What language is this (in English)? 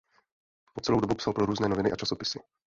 Czech